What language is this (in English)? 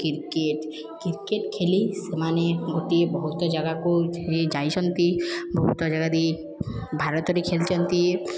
Odia